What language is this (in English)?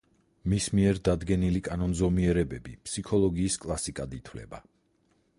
Georgian